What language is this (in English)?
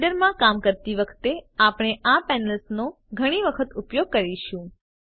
Gujarati